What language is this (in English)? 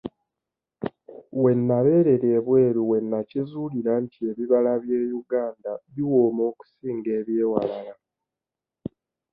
Ganda